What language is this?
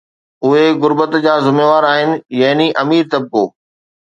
Sindhi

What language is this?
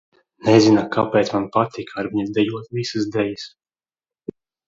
Latvian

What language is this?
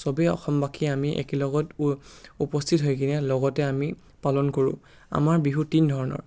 Assamese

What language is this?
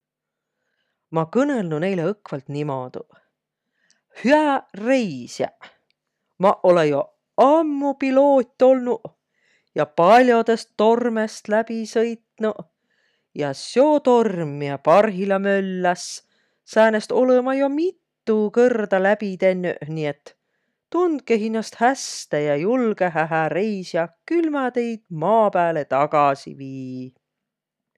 Võro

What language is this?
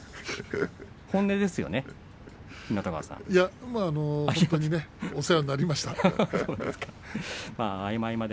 Japanese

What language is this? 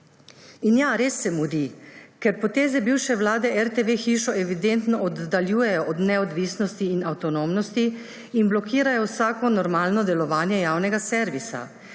Slovenian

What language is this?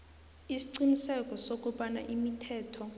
South Ndebele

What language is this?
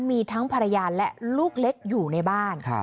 Thai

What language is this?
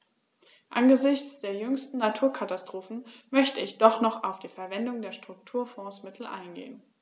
German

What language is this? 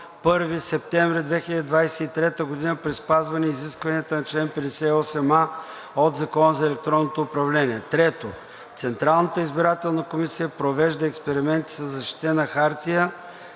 Bulgarian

